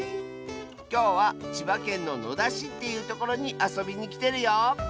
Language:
Japanese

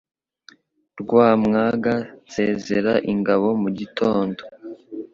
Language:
Kinyarwanda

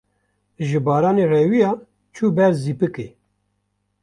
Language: Kurdish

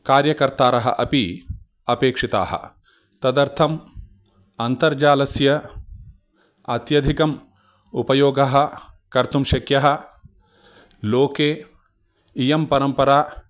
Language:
Sanskrit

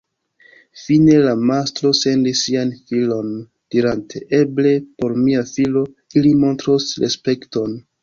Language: Esperanto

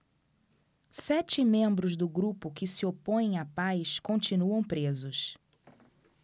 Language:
Portuguese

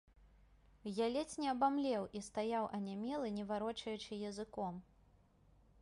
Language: Belarusian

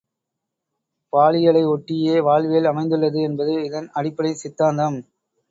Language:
Tamil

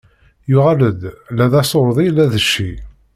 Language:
Kabyle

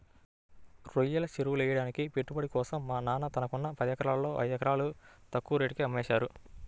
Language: Telugu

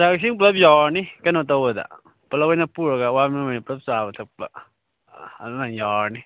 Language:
Manipuri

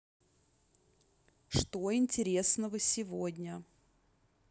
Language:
Russian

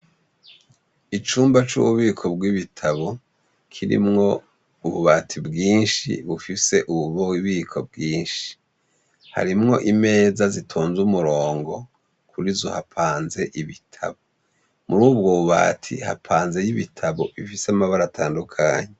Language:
Rundi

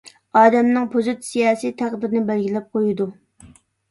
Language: Uyghur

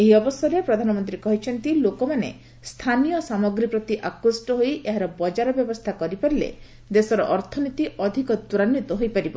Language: Odia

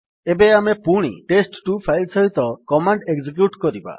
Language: Odia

